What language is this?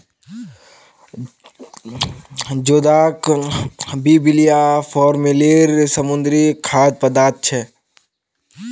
Magahi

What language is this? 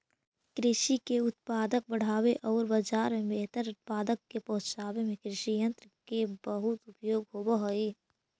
Magahi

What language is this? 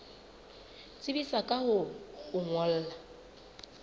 Southern Sotho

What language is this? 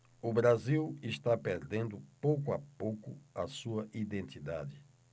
Portuguese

